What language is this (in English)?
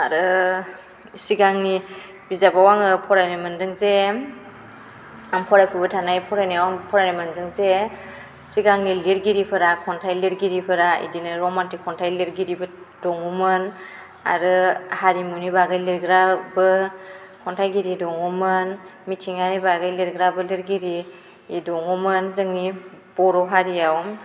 Bodo